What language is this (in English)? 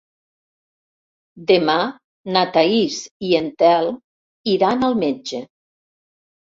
Catalan